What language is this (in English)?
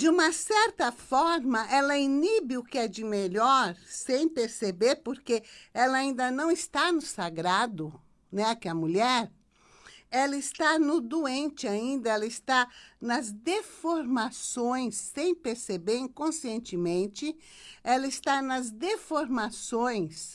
Portuguese